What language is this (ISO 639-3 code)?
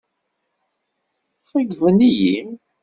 kab